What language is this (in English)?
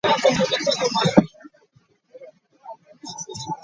Ganda